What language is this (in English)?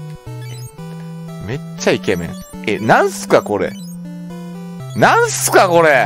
Japanese